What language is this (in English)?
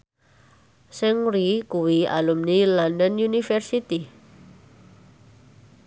Javanese